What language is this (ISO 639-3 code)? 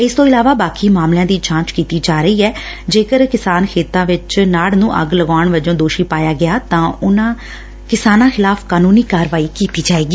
pan